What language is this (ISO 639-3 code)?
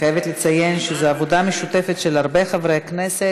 heb